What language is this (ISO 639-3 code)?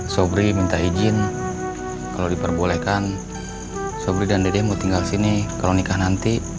ind